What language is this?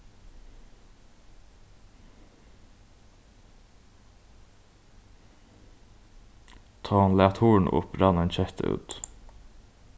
Faroese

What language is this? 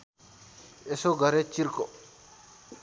Nepali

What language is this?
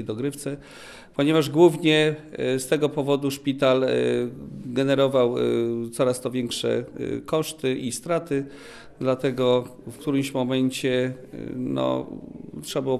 Polish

